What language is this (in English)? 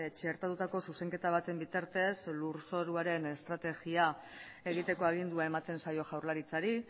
Basque